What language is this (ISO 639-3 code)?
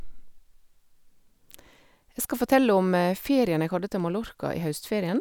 nor